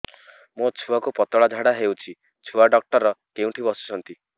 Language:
Odia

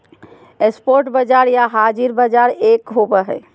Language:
Magahi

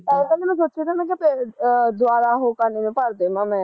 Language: Punjabi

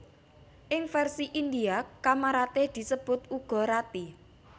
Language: Javanese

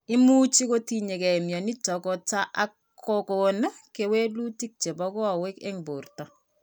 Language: Kalenjin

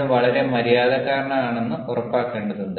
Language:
Malayalam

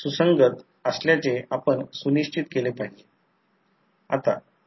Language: Marathi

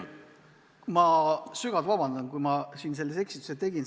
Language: Estonian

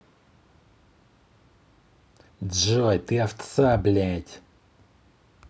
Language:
Russian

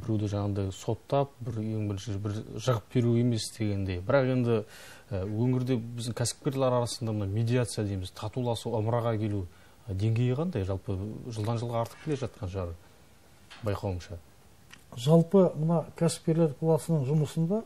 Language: Turkish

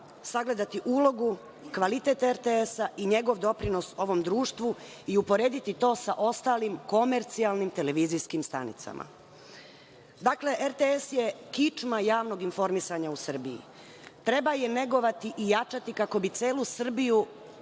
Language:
Serbian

